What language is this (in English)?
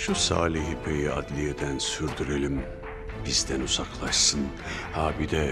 Turkish